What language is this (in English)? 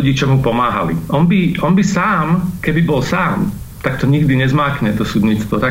Slovak